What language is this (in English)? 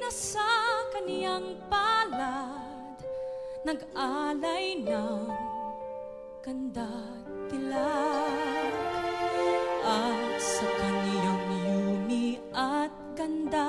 Filipino